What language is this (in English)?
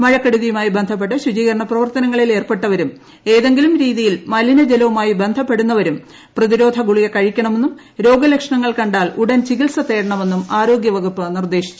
Malayalam